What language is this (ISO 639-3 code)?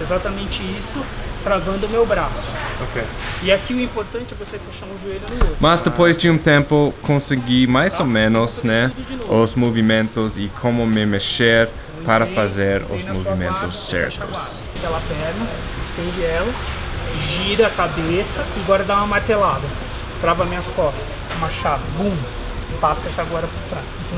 por